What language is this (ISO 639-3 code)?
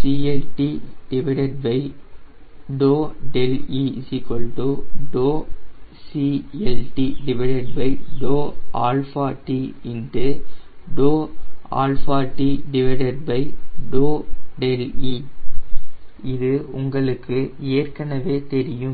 tam